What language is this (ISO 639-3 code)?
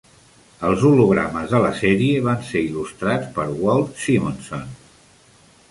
cat